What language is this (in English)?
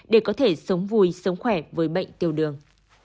Vietnamese